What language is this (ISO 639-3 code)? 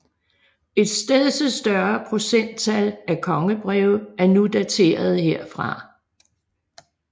dan